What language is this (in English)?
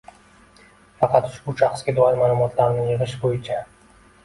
Uzbek